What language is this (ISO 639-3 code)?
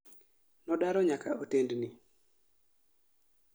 luo